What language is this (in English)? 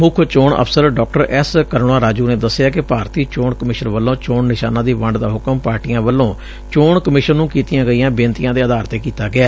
Punjabi